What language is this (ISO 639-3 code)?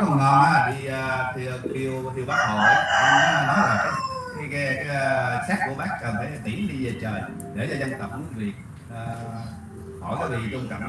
vie